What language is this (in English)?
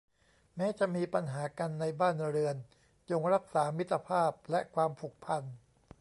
Thai